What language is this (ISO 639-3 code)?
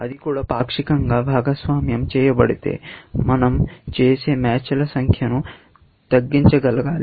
tel